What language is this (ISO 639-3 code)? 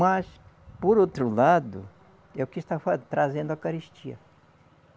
por